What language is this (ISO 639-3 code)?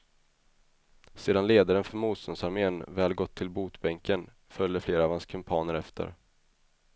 swe